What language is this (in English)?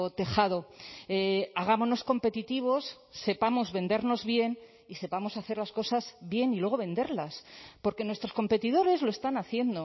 Spanish